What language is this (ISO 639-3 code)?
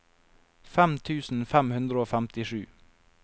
nor